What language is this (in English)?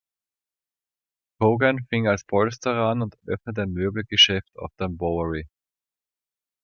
German